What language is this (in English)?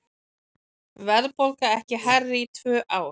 Icelandic